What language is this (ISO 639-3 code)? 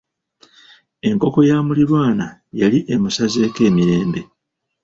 lug